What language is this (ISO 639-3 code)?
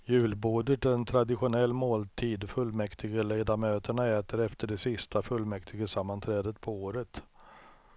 swe